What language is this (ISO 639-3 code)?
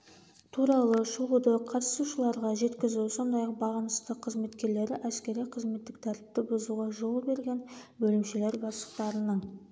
kaz